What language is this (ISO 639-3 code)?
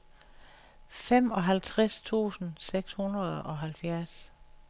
dan